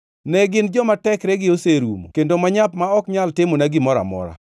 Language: Luo (Kenya and Tanzania)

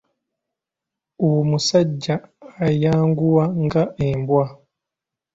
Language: Ganda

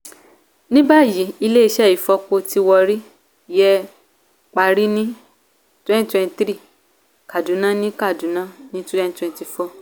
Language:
Yoruba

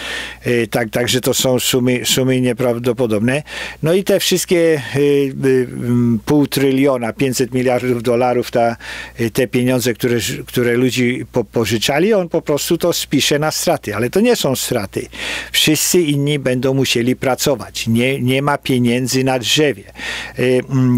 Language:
Polish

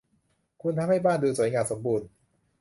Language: Thai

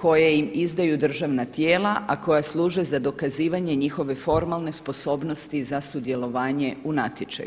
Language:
Croatian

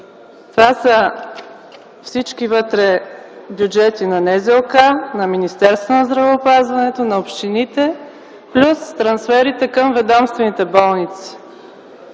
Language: Bulgarian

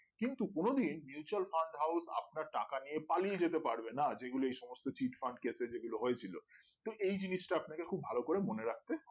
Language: Bangla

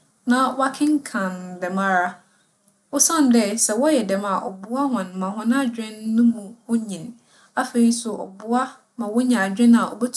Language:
Akan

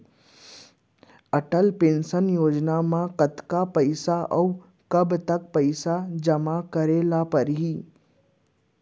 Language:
Chhattisgarhi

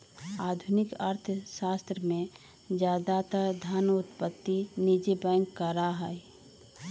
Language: Magahi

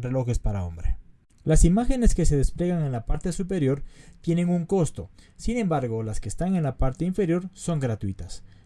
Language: Spanish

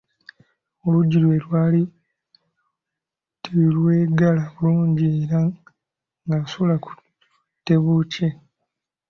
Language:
Ganda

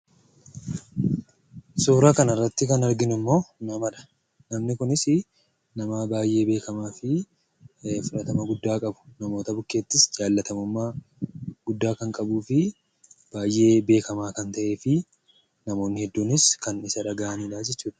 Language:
Oromo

